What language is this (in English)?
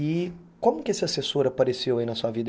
Portuguese